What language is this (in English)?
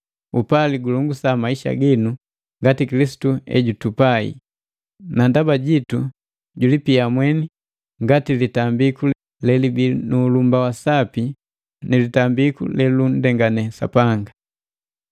Matengo